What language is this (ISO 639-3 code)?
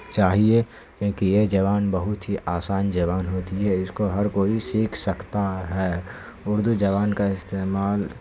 urd